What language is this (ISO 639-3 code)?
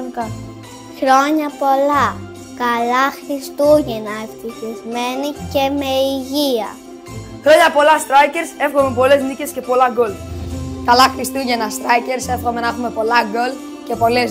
ell